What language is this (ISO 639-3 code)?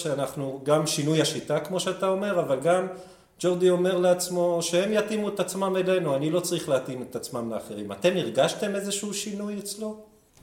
heb